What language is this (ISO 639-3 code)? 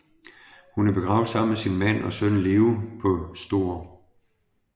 dan